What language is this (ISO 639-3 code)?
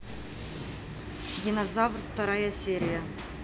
rus